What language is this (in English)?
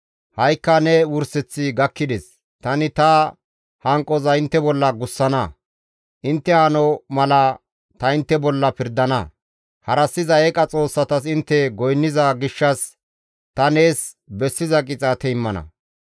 Gamo